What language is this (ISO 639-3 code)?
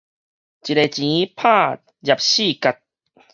nan